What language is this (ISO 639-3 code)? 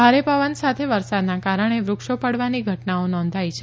guj